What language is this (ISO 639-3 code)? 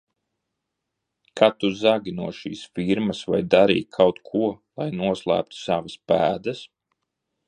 lav